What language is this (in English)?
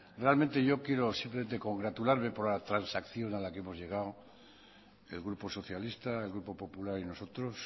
Spanish